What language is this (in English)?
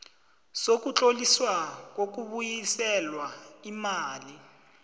South Ndebele